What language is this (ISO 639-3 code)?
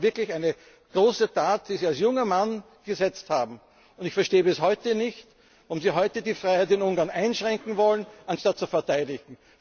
deu